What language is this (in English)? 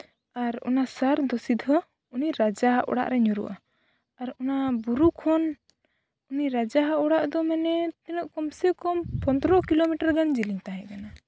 Santali